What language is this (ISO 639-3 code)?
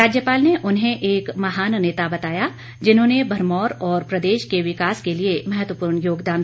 hin